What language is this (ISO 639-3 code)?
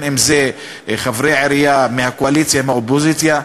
heb